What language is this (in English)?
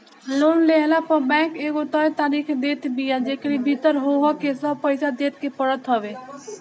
Bhojpuri